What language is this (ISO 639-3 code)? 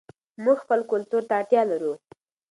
pus